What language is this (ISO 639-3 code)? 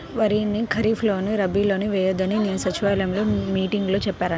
tel